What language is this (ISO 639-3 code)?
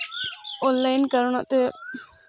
sat